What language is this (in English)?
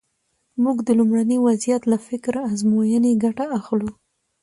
Pashto